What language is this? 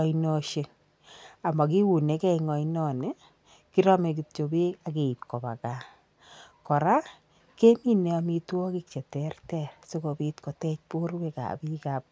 Kalenjin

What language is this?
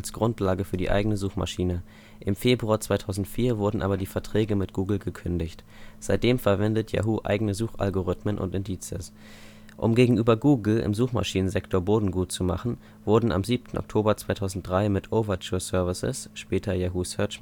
German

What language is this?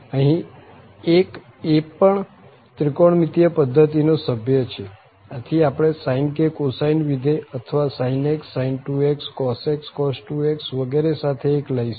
Gujarati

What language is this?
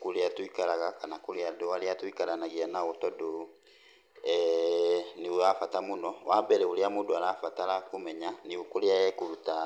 Kikuyu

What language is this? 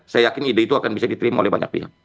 Indonesian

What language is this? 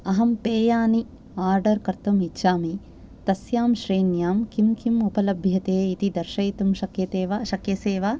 Sanskrit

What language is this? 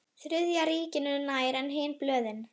Icelandic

